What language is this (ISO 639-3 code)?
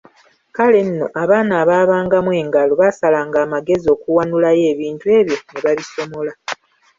lug